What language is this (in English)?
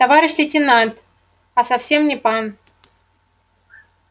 Russian